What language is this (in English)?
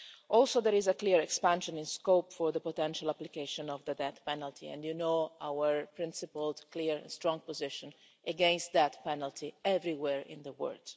English